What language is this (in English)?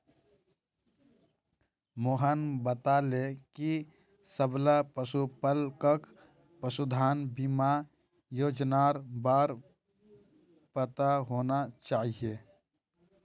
Magahi